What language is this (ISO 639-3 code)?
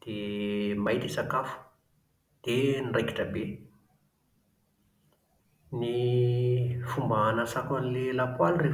mlg